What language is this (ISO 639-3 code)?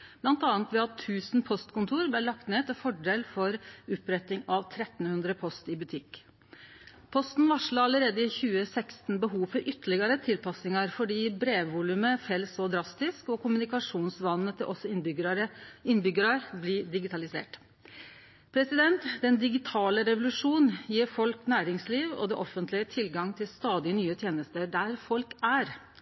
nno